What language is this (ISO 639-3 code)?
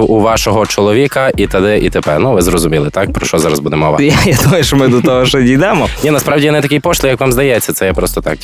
ukr